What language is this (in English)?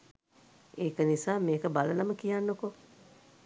Sinhala